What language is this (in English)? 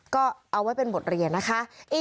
Thai